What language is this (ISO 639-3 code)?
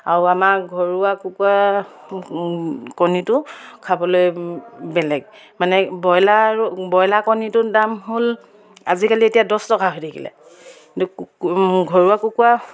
asm